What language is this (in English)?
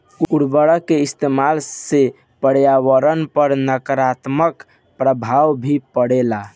Bhojpuri